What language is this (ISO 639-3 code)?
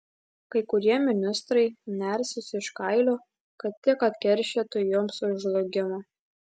lit